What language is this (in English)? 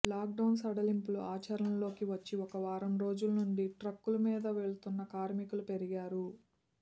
Telugu